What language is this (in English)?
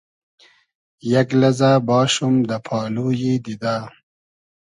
Hazaragi